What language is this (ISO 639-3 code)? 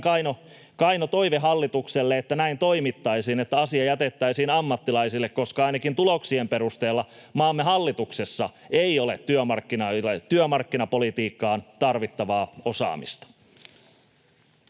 fin